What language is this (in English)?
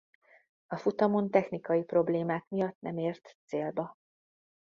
Hungarian